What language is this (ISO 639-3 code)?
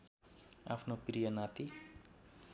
nep